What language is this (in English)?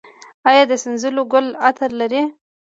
Pashto